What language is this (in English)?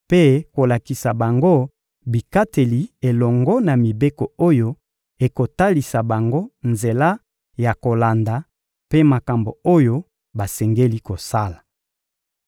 Lingala